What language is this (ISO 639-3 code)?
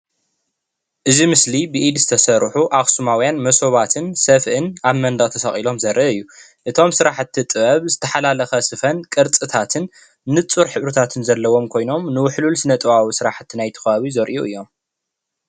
tir